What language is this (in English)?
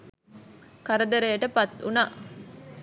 Sinhala